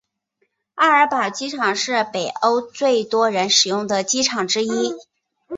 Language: Chinese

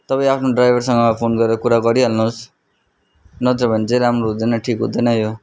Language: Nepali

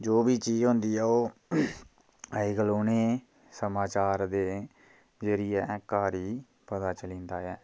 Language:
Dogri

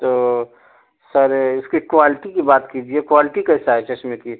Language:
Urdu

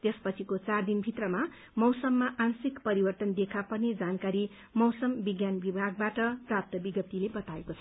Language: Nepali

